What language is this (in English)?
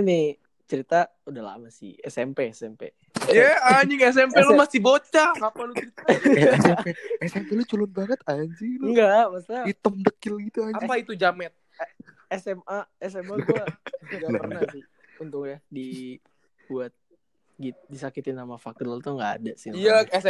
Indonesian